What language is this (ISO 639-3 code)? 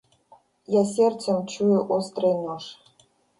rus